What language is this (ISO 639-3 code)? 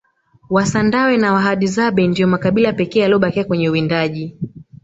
swa